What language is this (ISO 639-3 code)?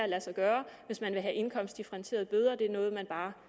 dan